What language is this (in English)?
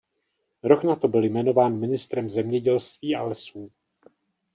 Czech